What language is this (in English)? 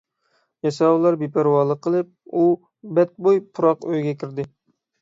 Uyghur